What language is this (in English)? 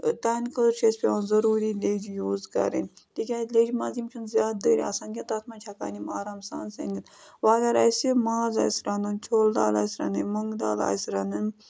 Kashmiri